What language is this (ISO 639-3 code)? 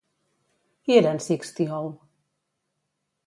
cat